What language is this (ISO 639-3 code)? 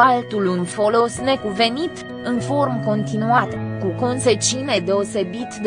ron